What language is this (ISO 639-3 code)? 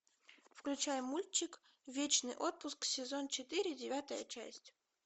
rus